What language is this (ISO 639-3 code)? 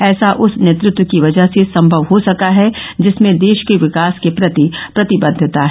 hin